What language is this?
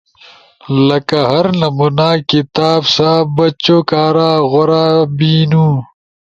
Ushojo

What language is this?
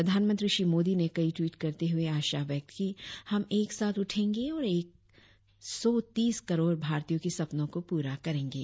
Hindi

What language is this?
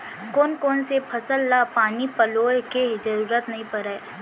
Chhattisgarhi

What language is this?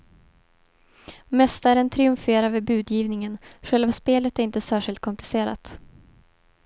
Swedish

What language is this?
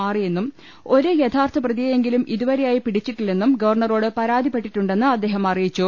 Malayalam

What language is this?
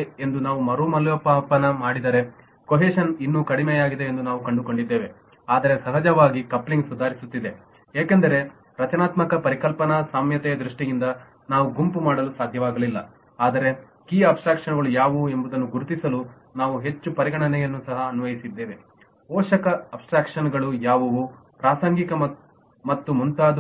Kannada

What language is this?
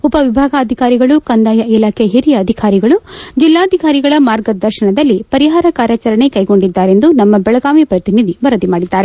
Kannada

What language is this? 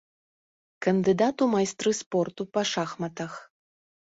Belarusian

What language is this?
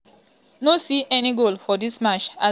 Nigerian Pidgin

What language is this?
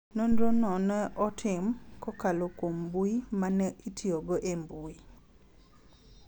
Luo (Kenya and Tanzania)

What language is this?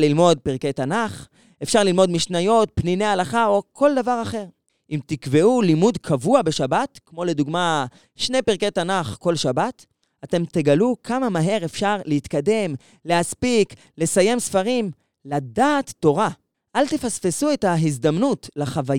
Hebrew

